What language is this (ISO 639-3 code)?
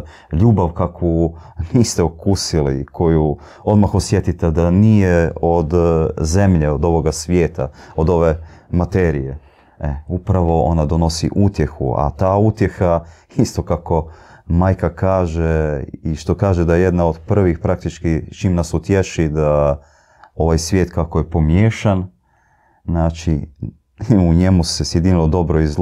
hrv